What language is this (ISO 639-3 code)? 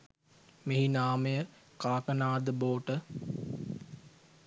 sin